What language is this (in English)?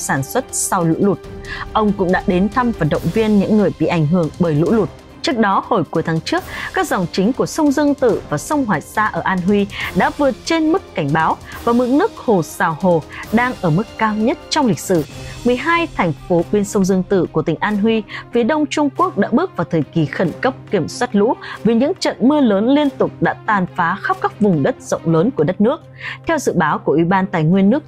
Vietnamese